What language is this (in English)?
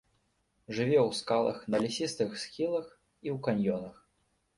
Belarusian